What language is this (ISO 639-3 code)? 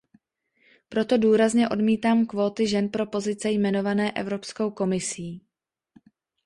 ces